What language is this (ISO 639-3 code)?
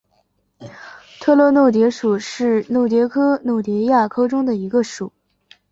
zho